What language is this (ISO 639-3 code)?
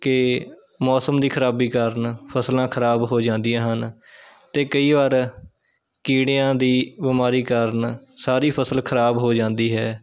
pan